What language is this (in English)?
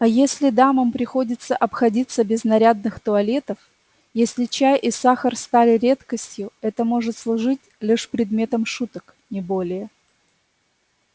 Russian